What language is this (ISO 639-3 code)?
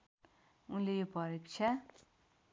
nep